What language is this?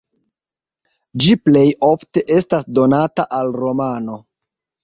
Esperanto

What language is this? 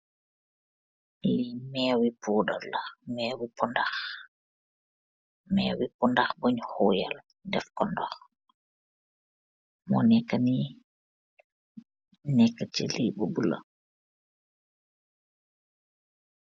Wolof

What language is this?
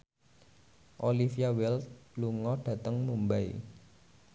Javanese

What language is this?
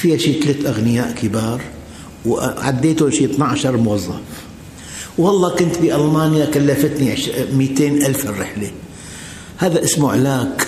Arabic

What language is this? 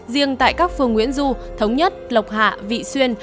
Vietnamese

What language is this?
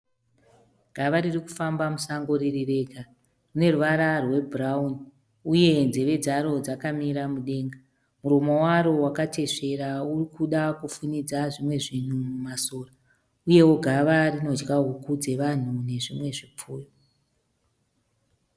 Shona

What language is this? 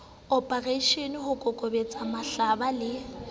Southern Sotho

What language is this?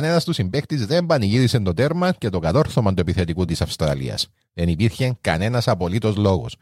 Greek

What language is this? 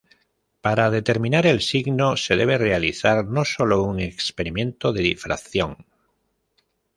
Spanish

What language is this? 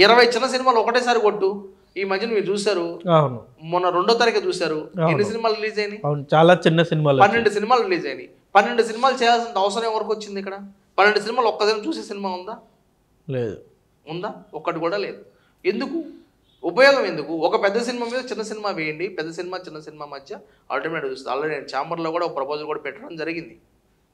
Telugu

